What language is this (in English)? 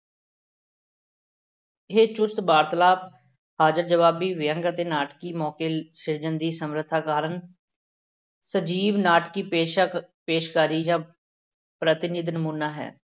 Punjabi